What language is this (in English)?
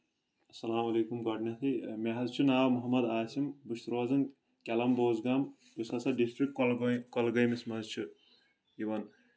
Kashmiri